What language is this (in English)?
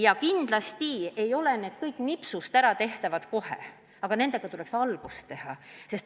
Estonian